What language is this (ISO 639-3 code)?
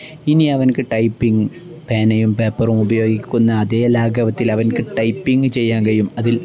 mal